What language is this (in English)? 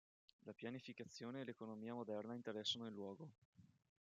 Italian